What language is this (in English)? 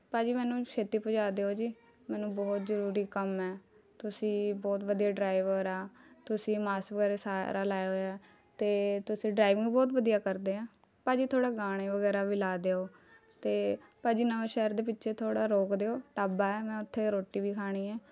Punjabi